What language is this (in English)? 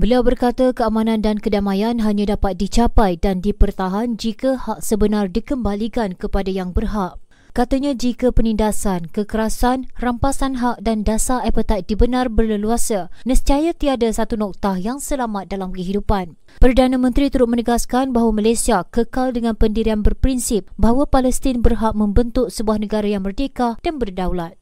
Malay